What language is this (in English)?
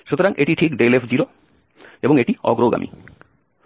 Bangla